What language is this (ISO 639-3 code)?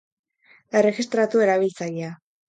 eus